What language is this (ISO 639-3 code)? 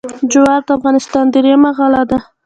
pus